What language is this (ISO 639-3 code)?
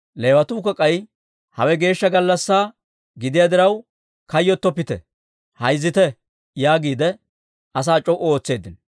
dwr